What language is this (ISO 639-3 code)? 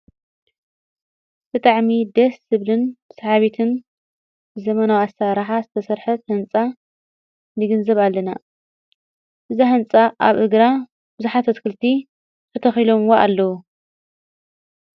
tir